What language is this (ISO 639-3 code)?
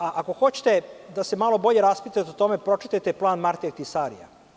srp